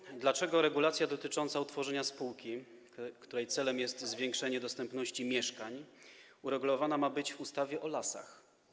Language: Polish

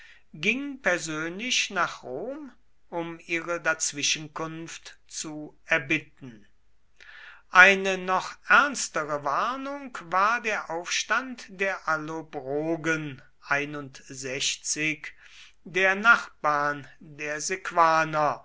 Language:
German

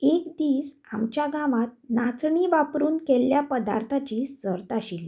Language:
Konkani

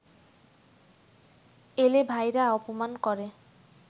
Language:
Bangla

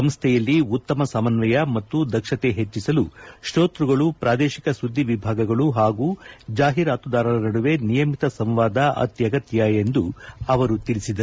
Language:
Kannada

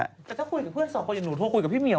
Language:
Thai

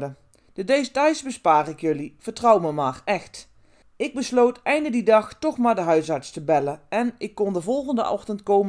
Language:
Dutch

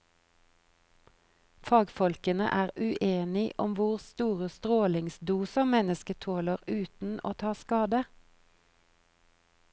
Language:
Norwegian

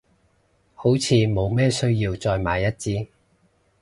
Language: Cantonese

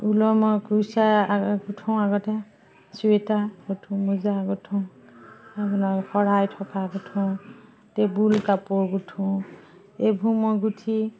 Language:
Assamese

